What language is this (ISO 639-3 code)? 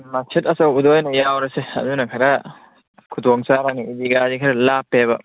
mni